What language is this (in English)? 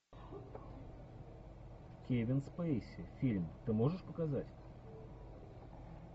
Russian